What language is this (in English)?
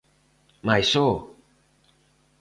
Galician